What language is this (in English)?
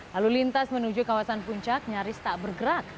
Indonesian